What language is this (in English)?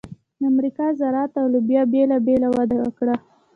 Pashto